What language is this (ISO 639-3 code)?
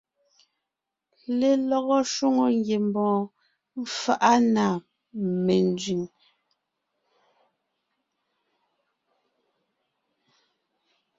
nnh